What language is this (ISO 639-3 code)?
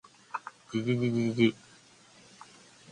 jpn